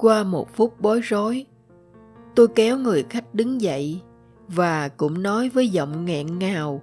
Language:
Vietnamese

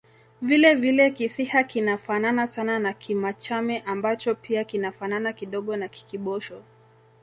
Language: Swahili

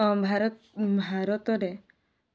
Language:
Odia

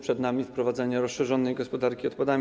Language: Polish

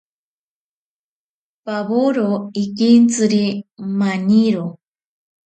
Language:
Ashéninka Perené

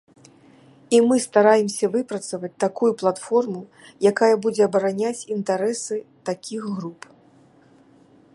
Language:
Belarusian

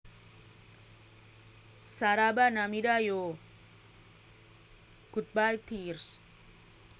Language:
Javanese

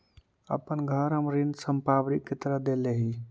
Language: Magahi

